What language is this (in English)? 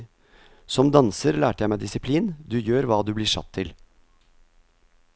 Norwegian